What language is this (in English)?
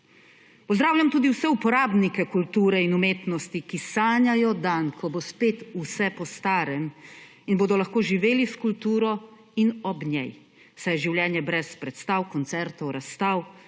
Slovenian